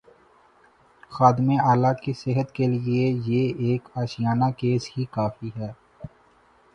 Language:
Urdu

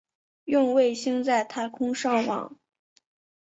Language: Chinese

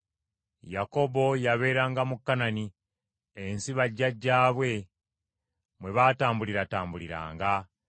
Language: Ganda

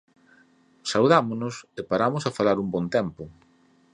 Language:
Galician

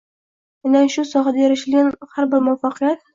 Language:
Uzbek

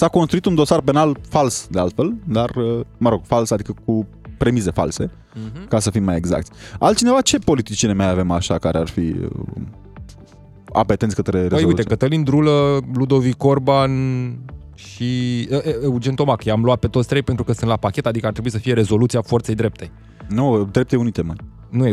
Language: Romanian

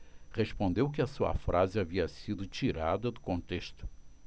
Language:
Portuguese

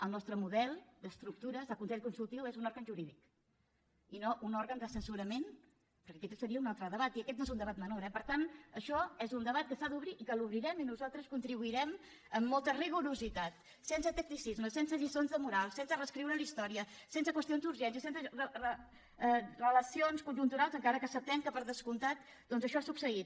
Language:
Catalan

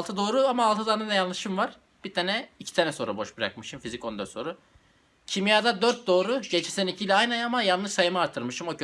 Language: Turkish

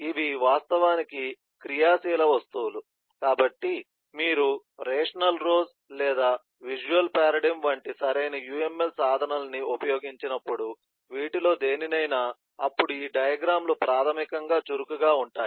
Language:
Telugu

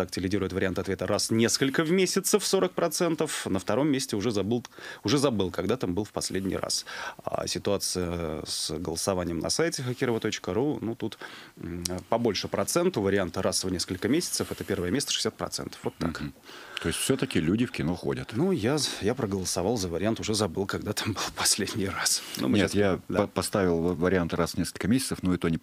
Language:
Russian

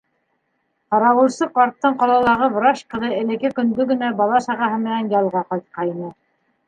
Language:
Bashkir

